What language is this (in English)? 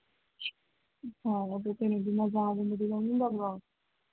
Manipuri